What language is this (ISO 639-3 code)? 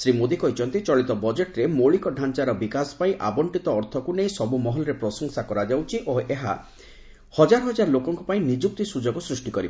ori